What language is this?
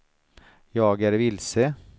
Swedish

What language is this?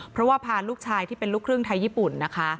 Thai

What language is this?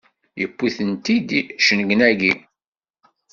Kabyle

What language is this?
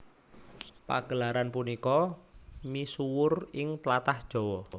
Javanese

